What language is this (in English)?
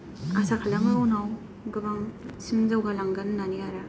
Bodo